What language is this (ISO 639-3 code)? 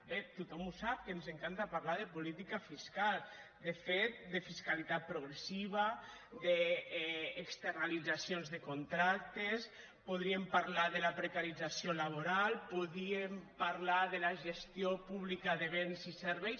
cat